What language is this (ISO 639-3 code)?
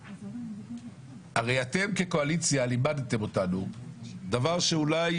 heb